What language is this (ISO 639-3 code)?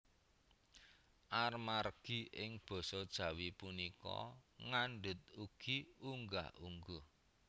jav